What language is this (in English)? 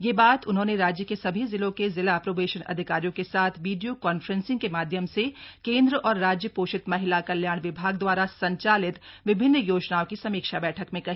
Hindi